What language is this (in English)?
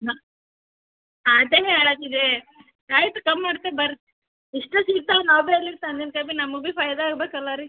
Kannada